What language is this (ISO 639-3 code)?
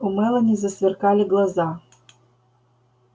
rus